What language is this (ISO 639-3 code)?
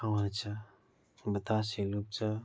nep